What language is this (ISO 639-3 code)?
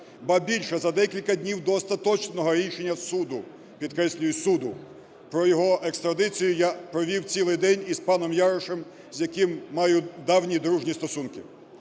ukr